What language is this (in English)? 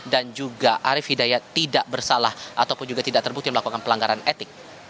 Indonesian